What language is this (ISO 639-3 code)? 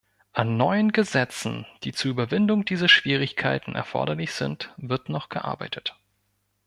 deu